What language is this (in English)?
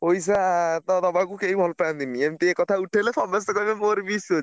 Odia